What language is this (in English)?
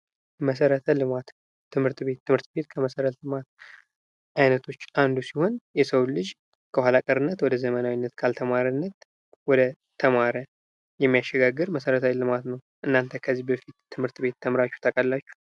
Amharic